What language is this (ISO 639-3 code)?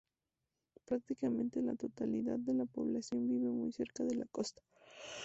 spa